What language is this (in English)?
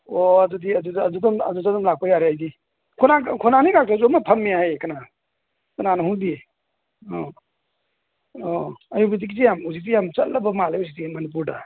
Manipuri